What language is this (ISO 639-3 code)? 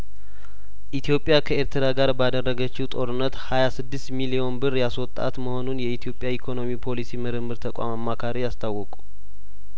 amh